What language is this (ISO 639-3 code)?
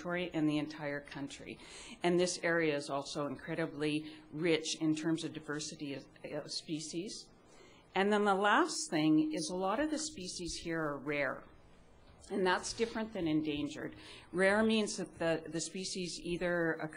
eng